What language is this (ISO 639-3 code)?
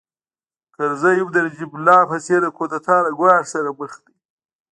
pus